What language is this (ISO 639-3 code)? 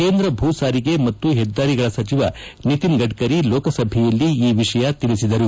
kan